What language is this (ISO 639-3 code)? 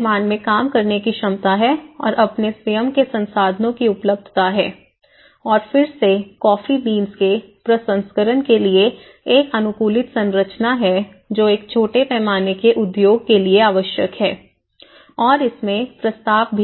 hin